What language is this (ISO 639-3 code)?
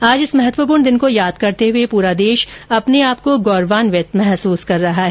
hin